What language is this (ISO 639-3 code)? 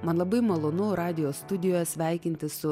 lit